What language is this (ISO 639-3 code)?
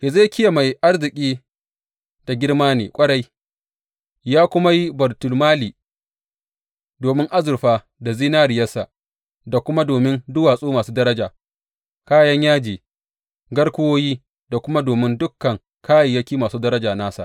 hau